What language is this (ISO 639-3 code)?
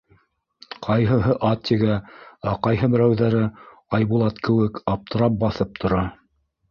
bak